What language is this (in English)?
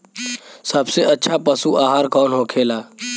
Bhojpuri